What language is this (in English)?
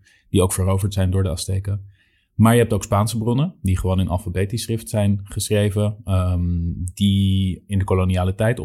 Dutch